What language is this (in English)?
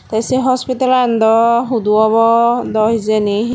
Chakma